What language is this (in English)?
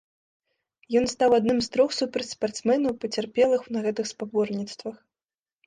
Belarusian